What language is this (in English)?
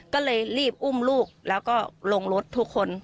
Thai